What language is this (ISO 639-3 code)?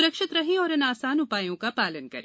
hin